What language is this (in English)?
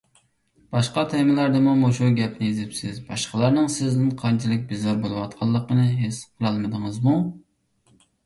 Uyghur